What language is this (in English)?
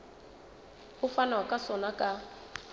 Southern Sotho